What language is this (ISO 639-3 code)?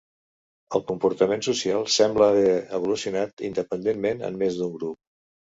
cat